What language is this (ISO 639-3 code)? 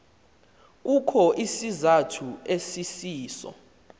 xho